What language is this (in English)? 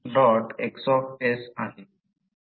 Marathi